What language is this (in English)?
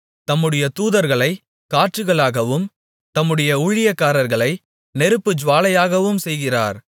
Tamil